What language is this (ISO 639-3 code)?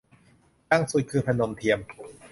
tha